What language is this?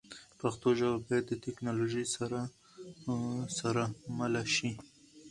Pashto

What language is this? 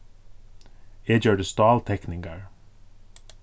Faroese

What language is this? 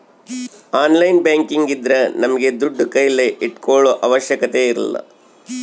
Kannada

